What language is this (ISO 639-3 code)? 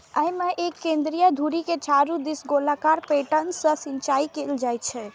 mai